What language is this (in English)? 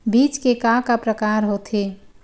Chhattisgarhi